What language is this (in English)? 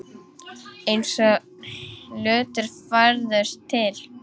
Icelandic